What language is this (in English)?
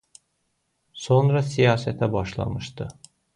Azerbaijani